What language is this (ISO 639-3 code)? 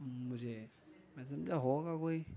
urd